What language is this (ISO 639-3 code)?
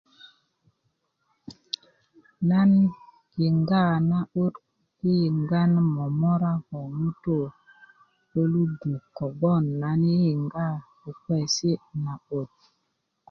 ukv